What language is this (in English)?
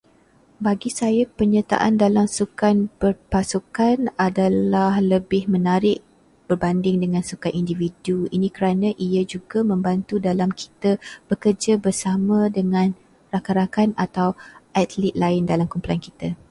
Malay